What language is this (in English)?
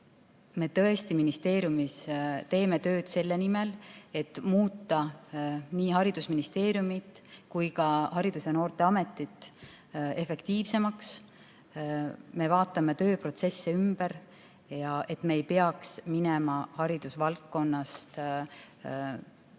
Estonian